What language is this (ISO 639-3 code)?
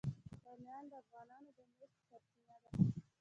pus